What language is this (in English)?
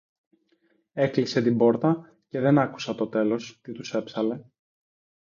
Greek